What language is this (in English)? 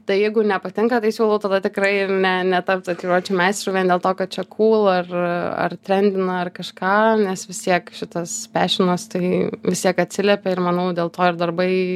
Lithuanian